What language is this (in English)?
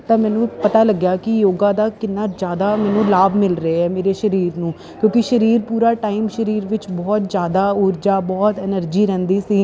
Punjabi